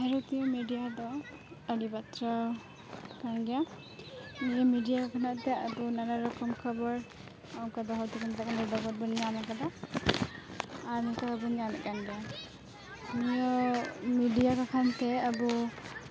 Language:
Santali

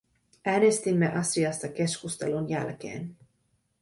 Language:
Finnish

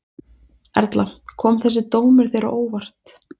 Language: Icelandic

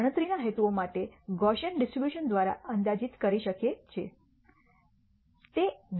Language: Gujarati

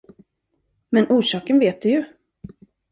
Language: Swedish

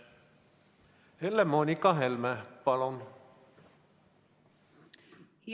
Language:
Estonian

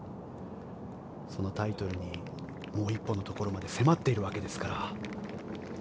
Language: Japanese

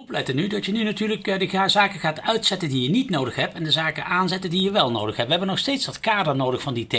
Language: Dutch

